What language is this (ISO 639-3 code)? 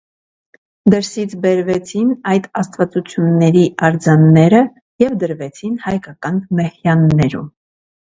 hye